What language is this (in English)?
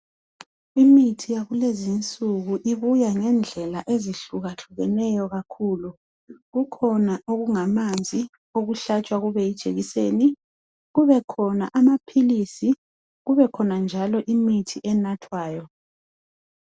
North Ndebele